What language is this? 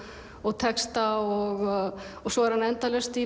Icelandic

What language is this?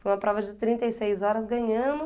Portuguese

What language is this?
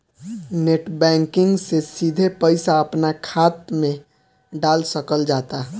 Bhojpuri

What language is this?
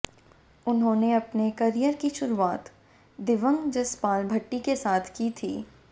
Hindi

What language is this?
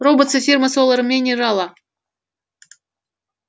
Russian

